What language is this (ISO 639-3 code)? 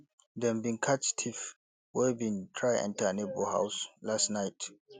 pcm